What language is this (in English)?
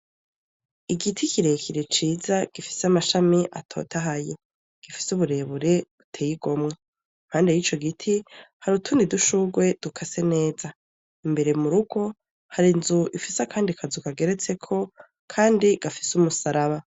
Rundi